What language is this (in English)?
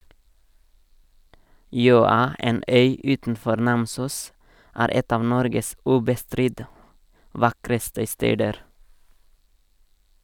Norwegian